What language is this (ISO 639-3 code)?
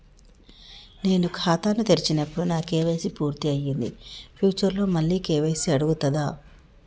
tel